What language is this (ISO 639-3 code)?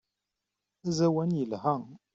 kab